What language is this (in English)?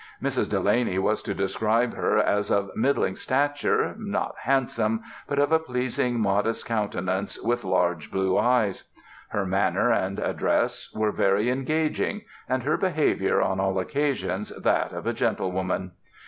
English